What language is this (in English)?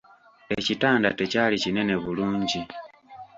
Ganda